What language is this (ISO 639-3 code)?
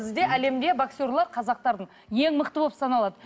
kaz